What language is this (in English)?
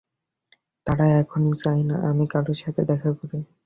Bangla